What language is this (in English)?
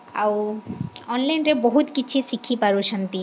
Odia